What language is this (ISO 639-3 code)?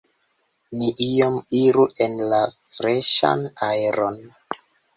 epo